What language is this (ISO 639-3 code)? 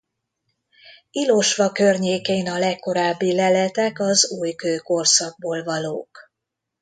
hun